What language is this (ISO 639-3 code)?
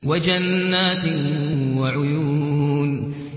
ara